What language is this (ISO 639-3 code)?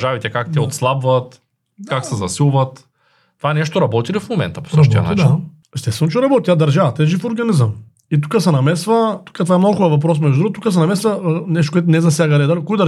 bul